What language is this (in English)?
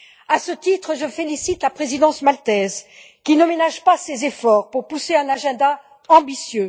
French